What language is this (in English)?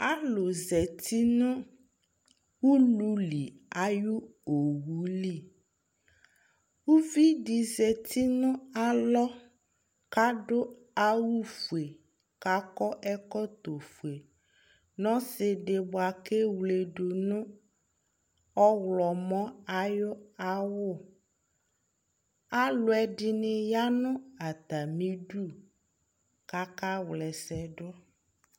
Ikposo